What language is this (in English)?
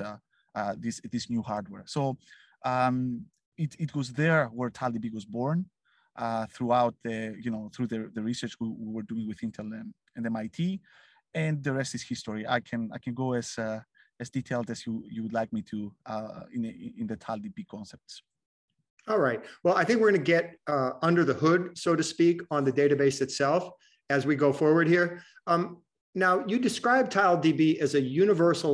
English